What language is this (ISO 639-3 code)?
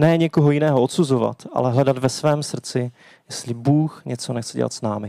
ces